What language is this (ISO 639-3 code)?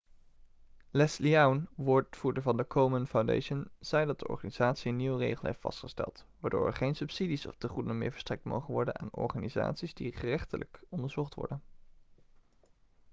nld